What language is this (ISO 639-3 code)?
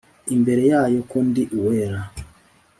kin